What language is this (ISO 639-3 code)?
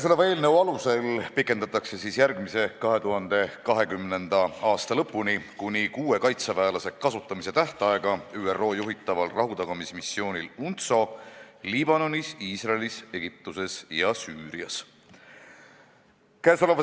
est